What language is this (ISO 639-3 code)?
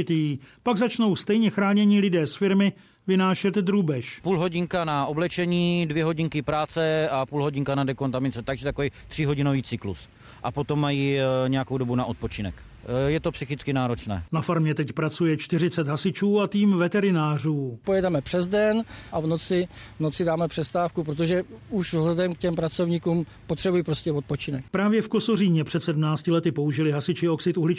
ces